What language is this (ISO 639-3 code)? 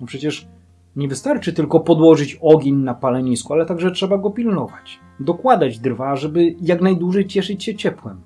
pol